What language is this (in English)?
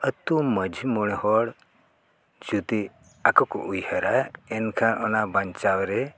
Santali